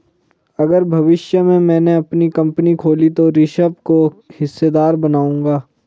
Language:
Hindi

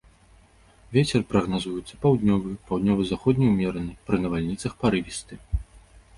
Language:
Belarusian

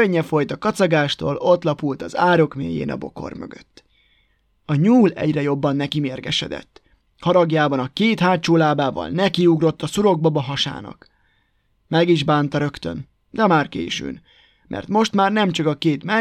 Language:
Hungarian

